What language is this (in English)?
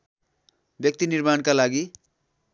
Nepali